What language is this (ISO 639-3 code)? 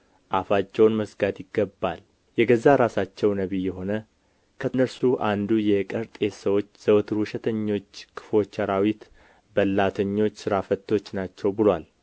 amh